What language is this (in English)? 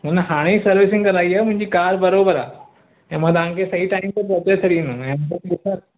Sindhi